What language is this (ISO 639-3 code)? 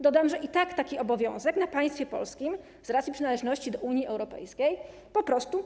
pol